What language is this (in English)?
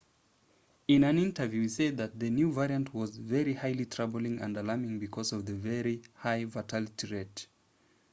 English